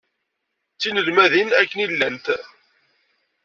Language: Kabyle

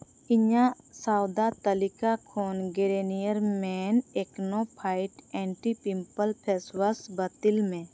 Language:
Santali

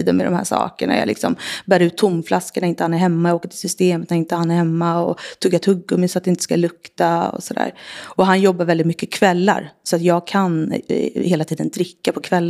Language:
Swedish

